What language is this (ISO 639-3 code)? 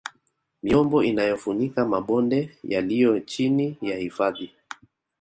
swa